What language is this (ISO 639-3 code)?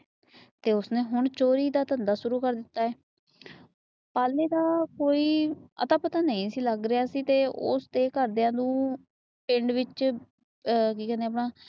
pan